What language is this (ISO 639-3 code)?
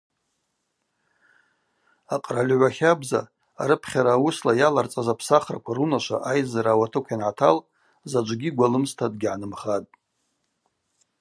abq